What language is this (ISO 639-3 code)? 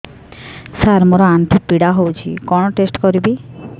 ori